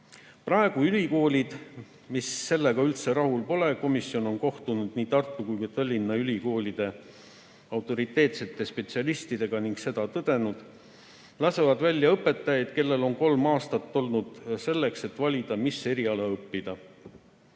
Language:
Estonian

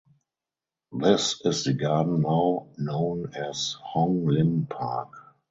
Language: English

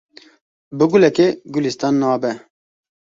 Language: Kurdish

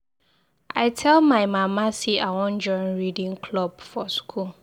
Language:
Nigerian Pidgin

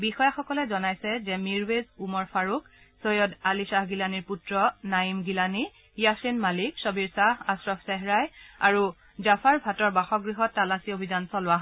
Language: Assamese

